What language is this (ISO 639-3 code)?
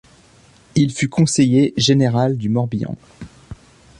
fra